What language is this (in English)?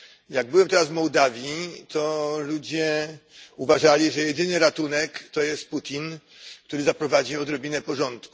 Polish